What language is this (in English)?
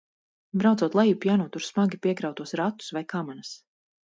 Latvian